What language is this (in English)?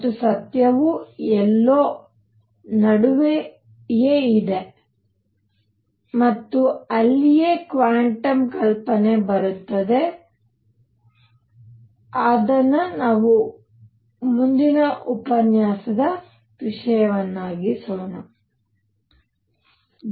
Kannada